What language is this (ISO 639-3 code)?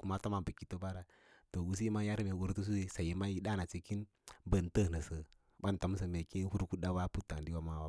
lla